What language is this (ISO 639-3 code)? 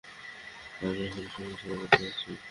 ben